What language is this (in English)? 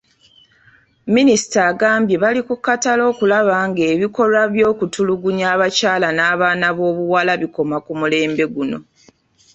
Ganda